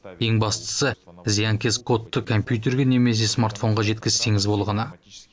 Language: Kazakh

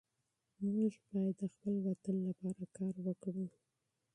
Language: Pashto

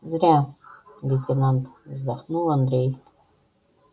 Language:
Russian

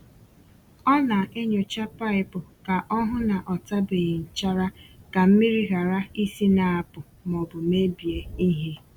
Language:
Igbo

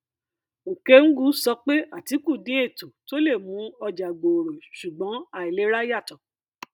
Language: Yoruba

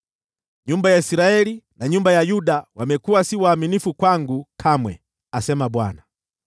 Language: Swahili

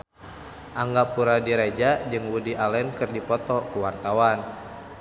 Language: Sundanese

